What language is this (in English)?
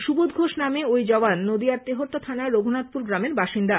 Bangla